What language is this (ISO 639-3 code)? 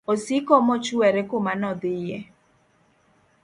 luo